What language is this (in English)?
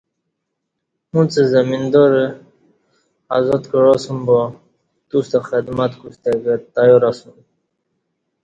Kati